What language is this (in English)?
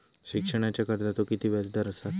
Marathi